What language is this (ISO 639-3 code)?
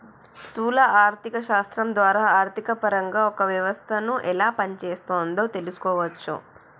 tel